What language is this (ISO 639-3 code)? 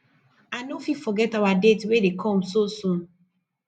pcm